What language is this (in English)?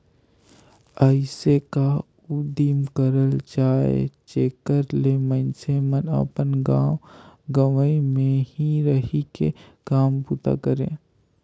Chhattisgarhi